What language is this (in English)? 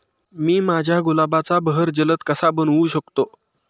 Marathi